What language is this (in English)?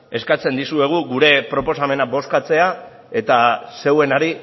Basque